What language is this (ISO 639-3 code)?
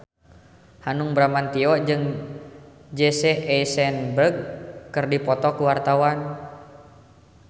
sun